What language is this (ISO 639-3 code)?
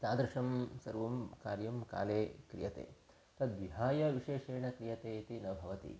san